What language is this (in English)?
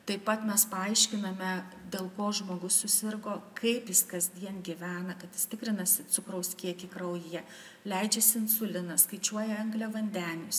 Lithuanian